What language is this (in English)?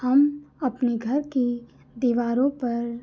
Hindi